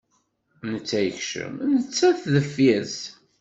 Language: Kabyle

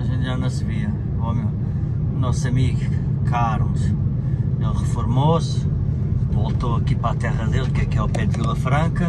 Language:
Portuguese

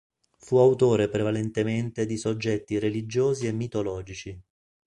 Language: Italian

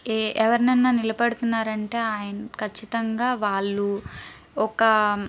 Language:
Telugu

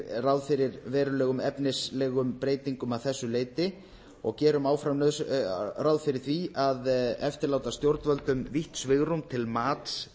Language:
Icelandic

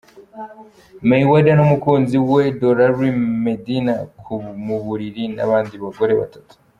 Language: Kinyarwanda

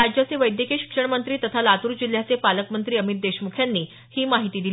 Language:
Marathi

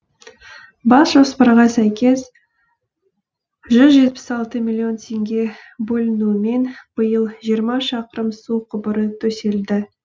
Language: Kazakh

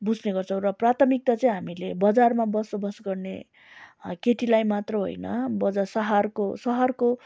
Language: Nepali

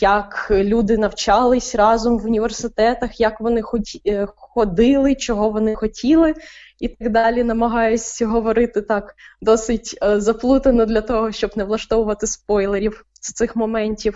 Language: Ukrainian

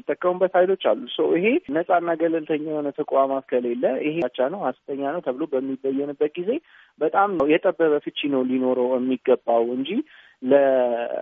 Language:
Amharic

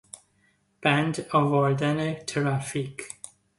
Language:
Persian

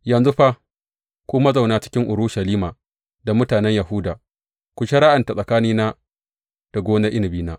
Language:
Hausa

